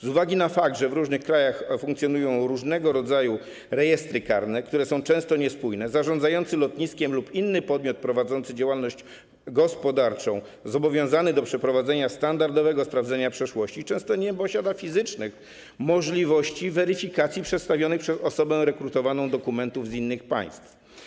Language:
Polish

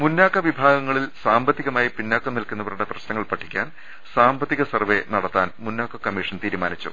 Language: Malayalam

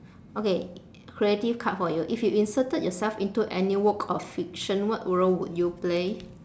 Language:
English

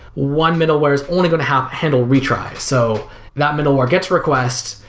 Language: English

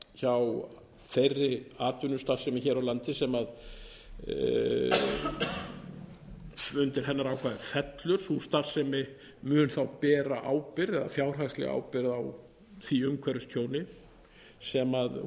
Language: Icelandic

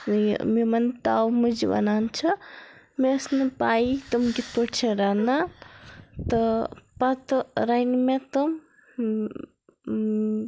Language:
Kashmiri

